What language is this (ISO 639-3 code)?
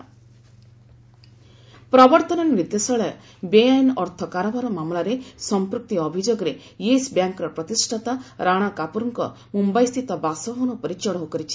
ori